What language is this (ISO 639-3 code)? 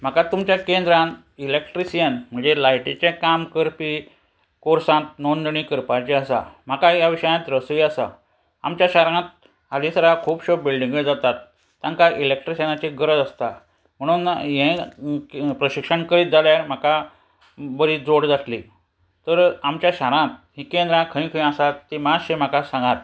kok